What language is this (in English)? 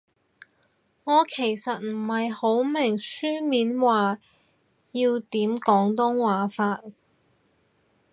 Cantonese